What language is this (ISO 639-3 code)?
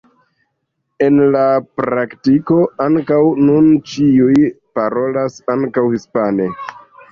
epo